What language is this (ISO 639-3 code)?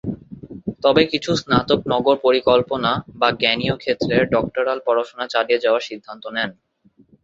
ben